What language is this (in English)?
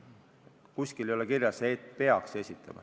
Estonian